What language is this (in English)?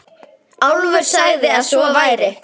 Icelandic